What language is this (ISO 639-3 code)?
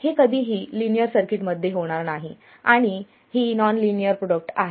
mar